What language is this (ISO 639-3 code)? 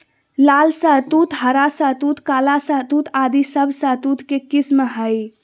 mag